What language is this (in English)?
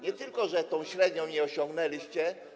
Polish